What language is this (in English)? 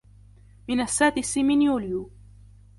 Arabic